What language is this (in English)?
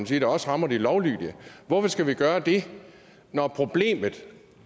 Danish